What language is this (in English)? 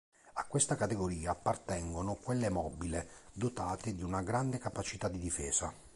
Italian